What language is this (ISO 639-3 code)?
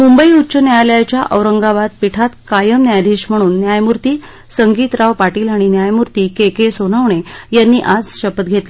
mar